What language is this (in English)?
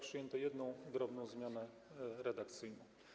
Polish